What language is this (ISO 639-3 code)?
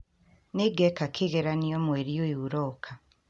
kik